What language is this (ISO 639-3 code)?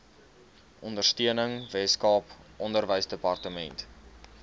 afr